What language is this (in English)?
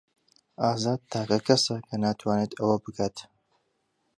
Central Kurdish